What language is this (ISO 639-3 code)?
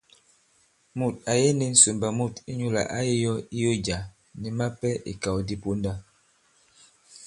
abb